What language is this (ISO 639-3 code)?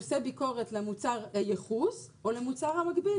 heb